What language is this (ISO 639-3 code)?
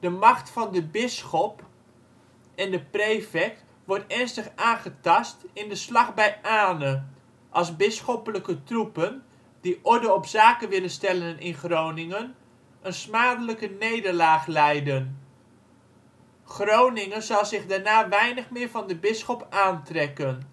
nld